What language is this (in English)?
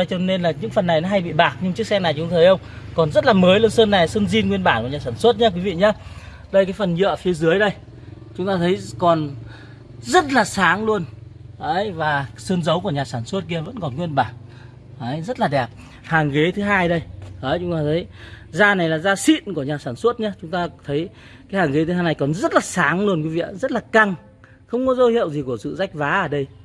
Vietnamese